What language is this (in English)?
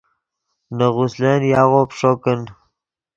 Yidgha